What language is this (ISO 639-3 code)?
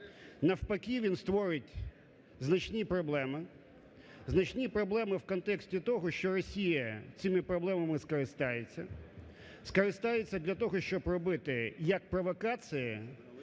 ukr